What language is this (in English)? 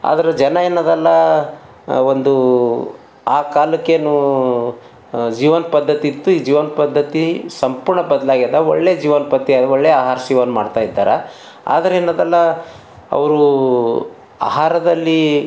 Kannada